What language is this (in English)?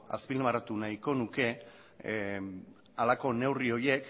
Basque